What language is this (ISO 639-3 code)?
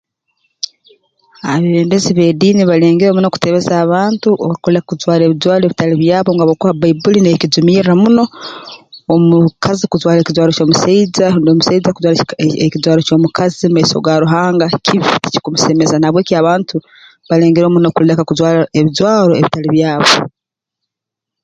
ttj